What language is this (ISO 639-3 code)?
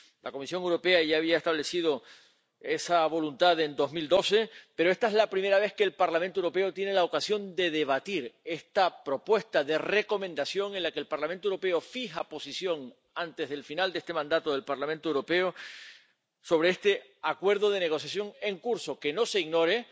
spa